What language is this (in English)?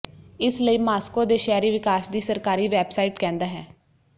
Punjabi